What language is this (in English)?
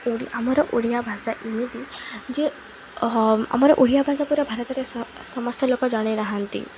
Odia